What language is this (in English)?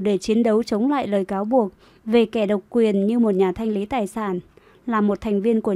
Vietnamese